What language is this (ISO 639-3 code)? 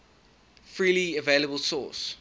eng